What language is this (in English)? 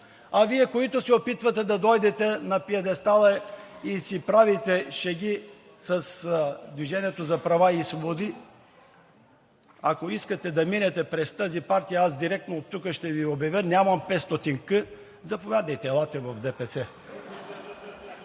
Bulgarian